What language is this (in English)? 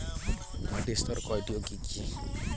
Bangla